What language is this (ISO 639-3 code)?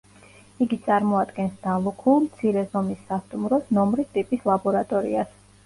kat